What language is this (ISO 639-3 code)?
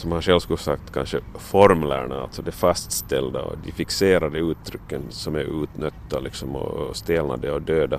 swe